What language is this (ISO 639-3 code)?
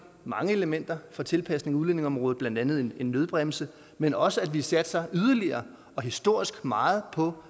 dan